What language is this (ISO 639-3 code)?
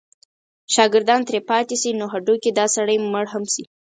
pus